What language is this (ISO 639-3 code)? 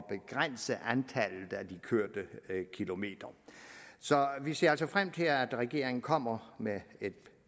dan